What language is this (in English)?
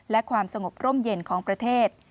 Thai